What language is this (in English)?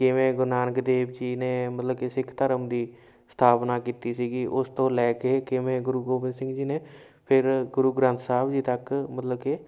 Punjabi